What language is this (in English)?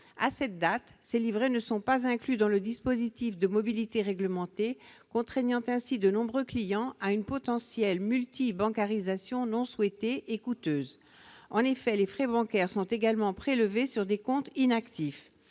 French